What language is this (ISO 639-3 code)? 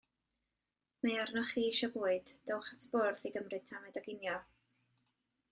cym